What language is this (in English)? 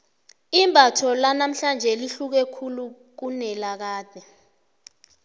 South Ndebele